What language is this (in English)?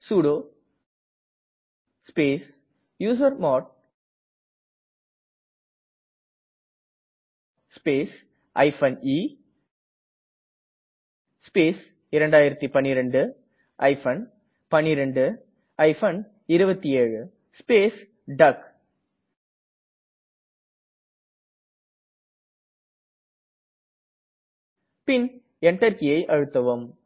Tamil